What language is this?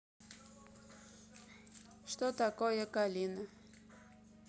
Russian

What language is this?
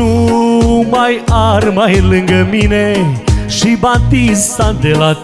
Romanian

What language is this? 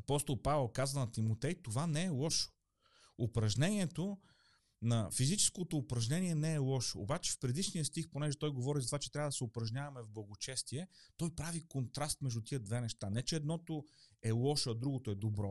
Bulgarian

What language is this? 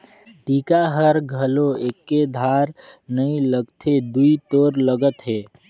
Chhattisgarhi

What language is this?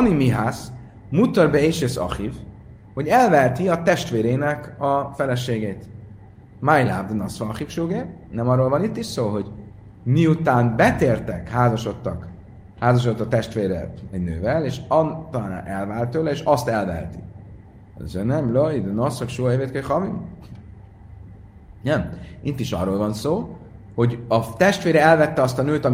Hungarian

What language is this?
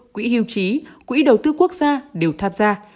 Vietnamese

